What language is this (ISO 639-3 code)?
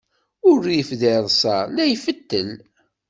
kab